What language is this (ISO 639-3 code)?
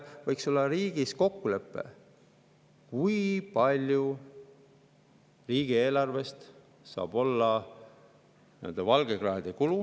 est